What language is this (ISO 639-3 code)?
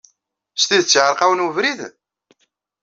kab